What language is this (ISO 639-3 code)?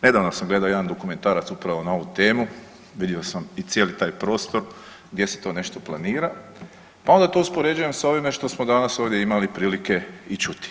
hrv